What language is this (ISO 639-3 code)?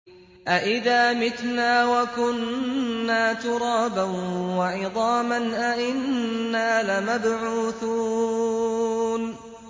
ara